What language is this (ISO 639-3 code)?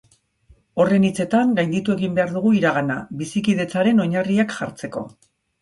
eus